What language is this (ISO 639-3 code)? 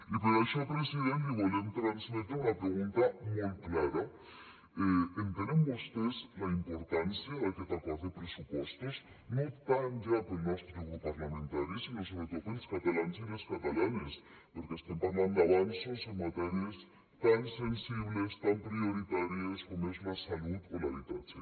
cat